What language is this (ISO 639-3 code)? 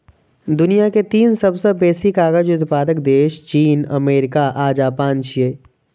mai